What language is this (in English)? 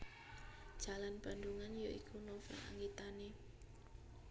Javanese